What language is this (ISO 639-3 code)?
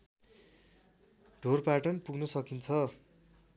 nep